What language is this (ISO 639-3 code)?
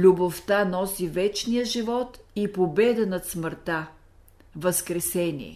bul